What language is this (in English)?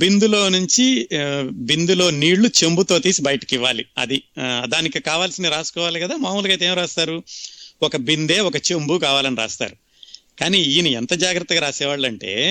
Telugu